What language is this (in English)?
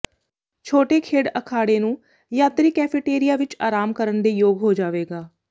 Punjabi